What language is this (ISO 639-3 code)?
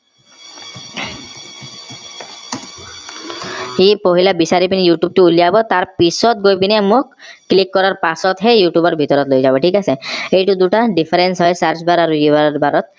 asm